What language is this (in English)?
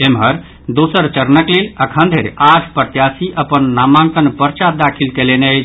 Maithili